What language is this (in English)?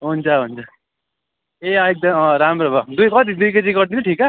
Nepali